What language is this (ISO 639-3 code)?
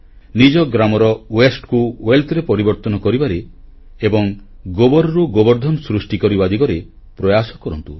ori